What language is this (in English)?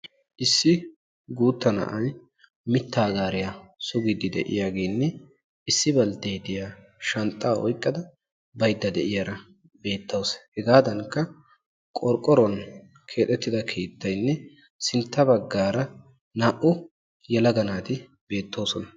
Wolaytta